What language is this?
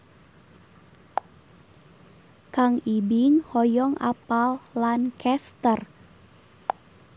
Sundanese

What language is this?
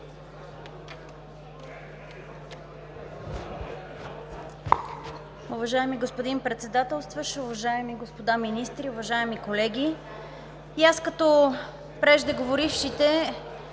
Bulgarian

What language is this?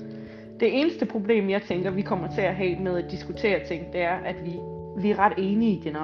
Danish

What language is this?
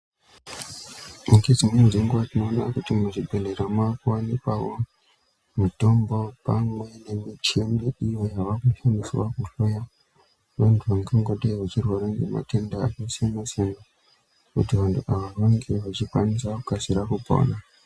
Ndau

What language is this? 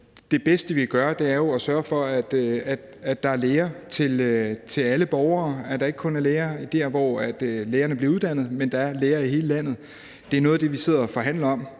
Danish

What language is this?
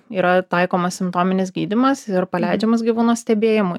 Lithuanian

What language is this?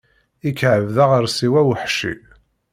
Kabyle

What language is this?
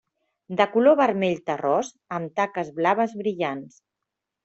Catalan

